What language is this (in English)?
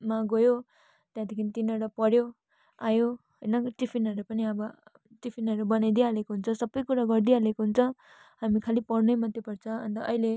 Nepali